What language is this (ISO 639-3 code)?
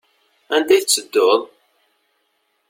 kab